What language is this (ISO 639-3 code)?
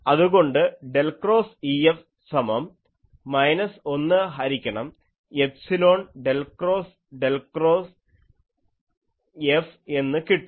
mal